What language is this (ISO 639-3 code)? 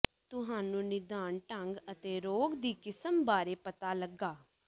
pan